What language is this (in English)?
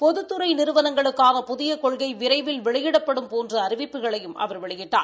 Tamil